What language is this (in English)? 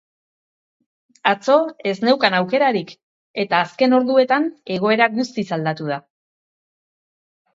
Basque